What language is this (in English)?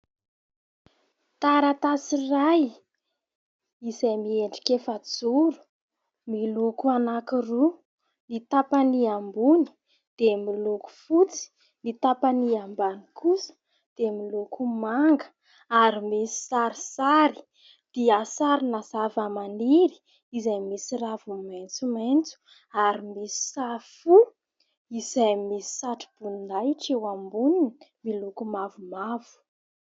Malagasy